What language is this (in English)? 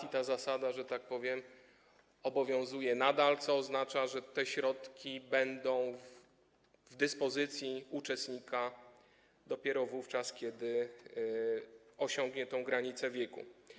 Polish